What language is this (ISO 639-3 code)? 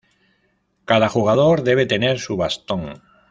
spa